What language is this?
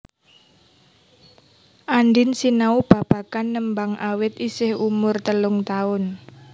Javanese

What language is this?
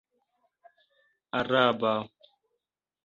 Esperanto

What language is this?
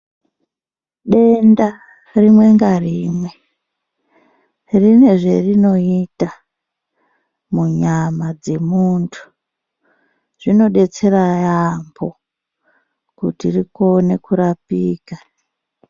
Ndau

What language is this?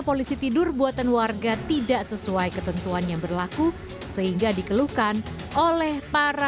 Indonesian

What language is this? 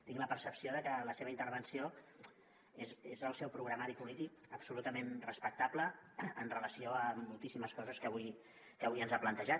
Catalan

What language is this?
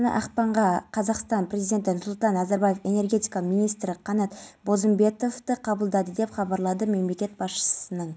Kazakh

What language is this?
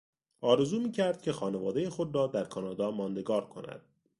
Persian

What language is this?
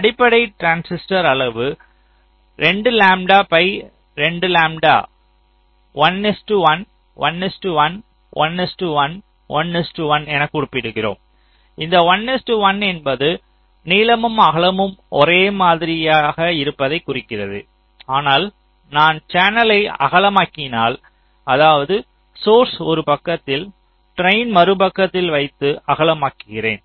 Tamil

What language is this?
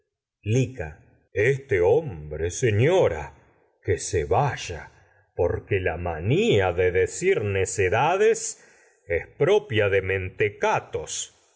Spanish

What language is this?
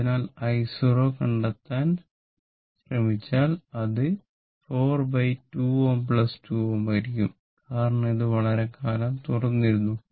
Malayalam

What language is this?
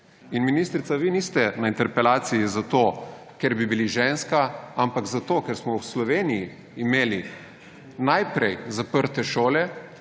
Slovenian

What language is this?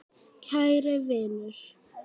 Icelandic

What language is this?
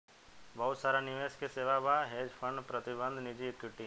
Bhojpuri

